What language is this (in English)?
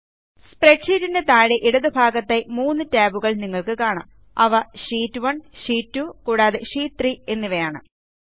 Malayalam